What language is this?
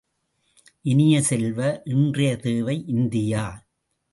Tamil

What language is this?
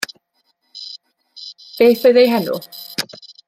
Welsh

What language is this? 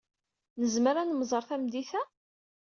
Kabyle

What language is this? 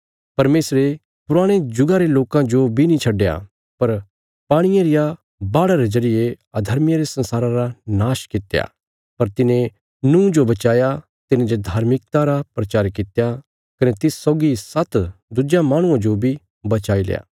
Bilaspuri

